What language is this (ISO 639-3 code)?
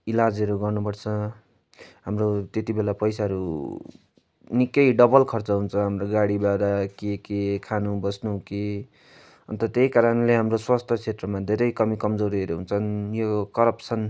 nep